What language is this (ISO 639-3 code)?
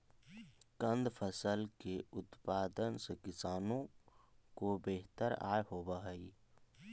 mag